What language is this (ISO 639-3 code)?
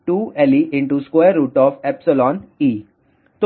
hin